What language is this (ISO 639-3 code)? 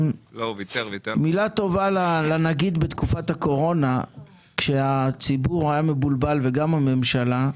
heb